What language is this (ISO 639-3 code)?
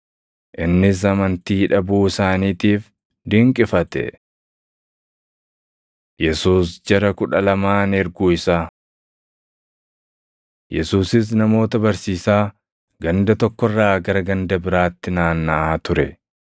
orm